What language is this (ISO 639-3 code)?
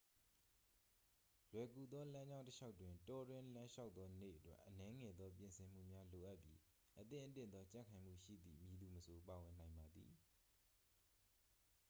mya